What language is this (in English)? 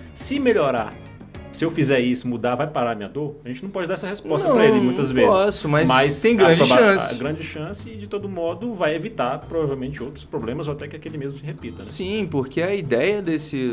Portuguese